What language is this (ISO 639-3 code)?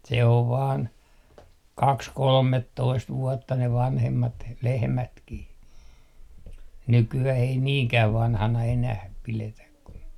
fin